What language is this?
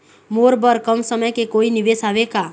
Chhattisgarhi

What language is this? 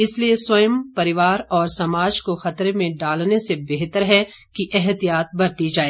Hindi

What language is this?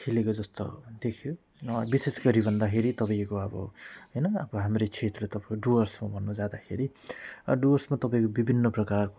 Nepali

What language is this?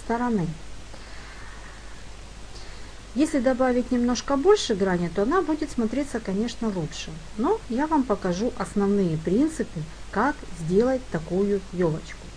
Russian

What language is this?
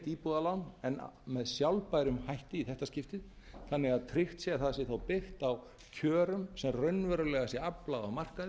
Icelandic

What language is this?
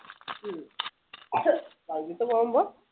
Malayalam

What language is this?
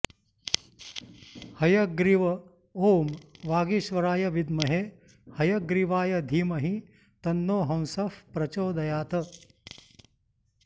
Sanskrit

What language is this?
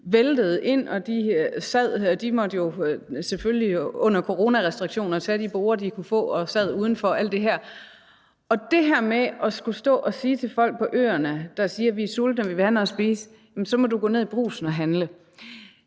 Danish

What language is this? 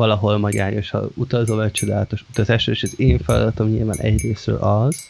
Hungarian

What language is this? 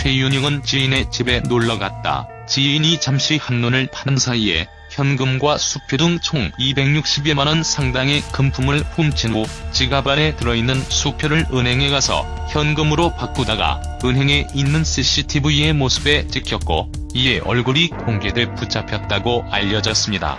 Korean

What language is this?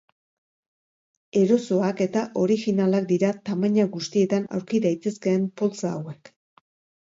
Basque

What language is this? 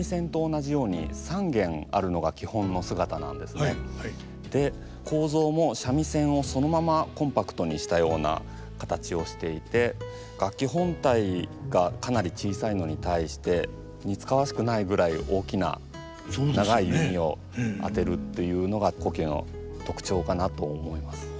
Japanese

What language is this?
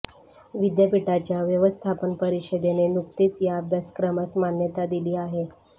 Marathi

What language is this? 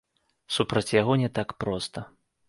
Belarusian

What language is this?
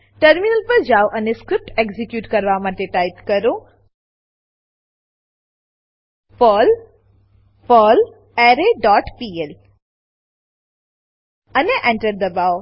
Gujarati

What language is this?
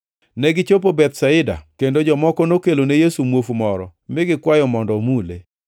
Luo (Kenya and Tanzania)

